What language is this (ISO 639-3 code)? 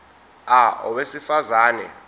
zul